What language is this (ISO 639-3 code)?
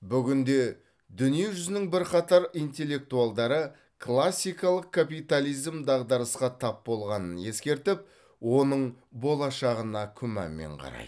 kaz